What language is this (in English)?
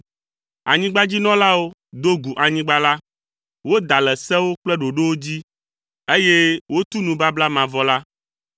Ewe